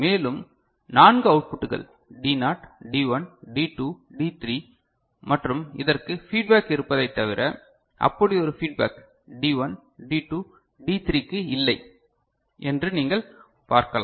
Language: Tamil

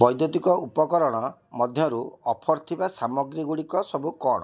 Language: Odia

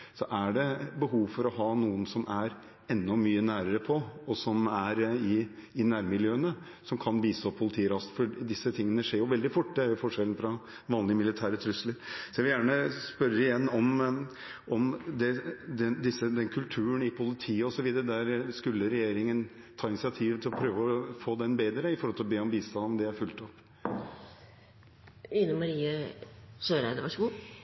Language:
Norwegian Bokmål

